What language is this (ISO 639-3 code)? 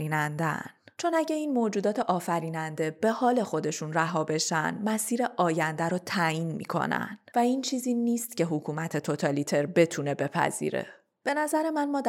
fas